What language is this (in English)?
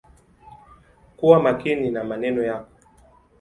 Swahili